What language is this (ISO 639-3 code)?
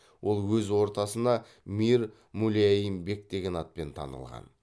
kaz